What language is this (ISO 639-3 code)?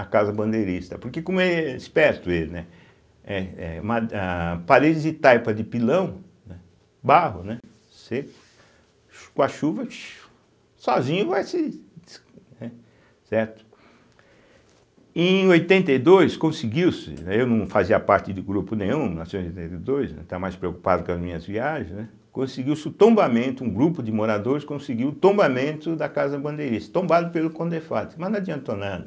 por